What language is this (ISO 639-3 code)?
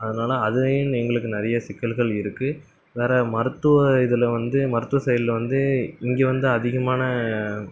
tam